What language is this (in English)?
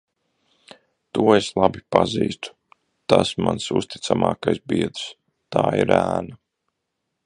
Latvian